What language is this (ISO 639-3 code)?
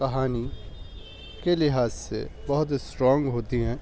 urd